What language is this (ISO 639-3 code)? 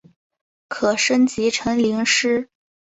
zho